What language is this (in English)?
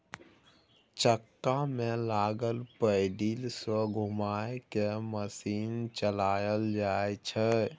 Maithili